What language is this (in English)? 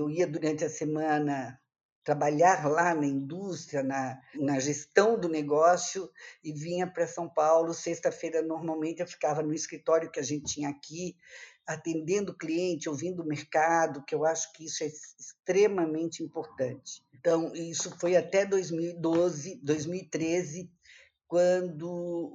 Portuguese